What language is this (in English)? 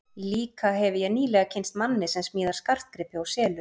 Icelandic